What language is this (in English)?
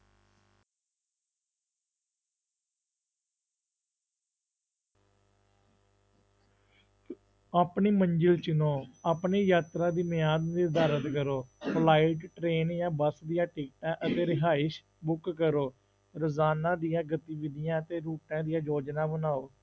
Punjabi